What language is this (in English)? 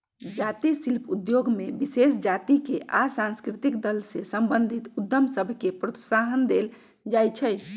Magahi